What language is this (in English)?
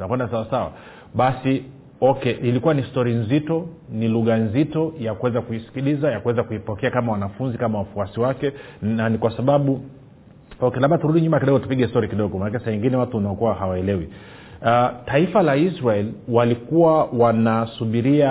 Swahili